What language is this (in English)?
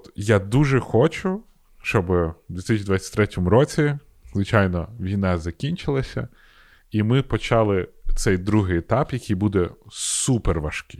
Ukrainian